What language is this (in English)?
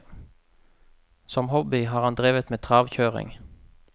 Norwegian